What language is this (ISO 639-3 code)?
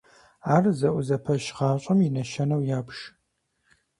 kbd